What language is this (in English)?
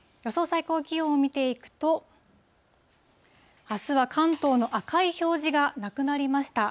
Japanese